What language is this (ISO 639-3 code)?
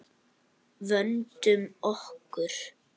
isl